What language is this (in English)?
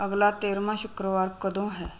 Punjabi